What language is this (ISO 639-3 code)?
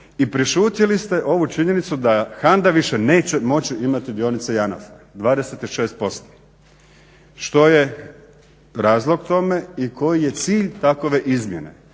hrv